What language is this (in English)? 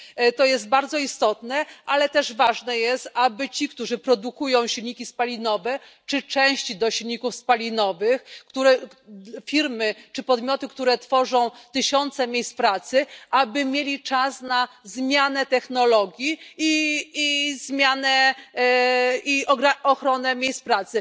Polish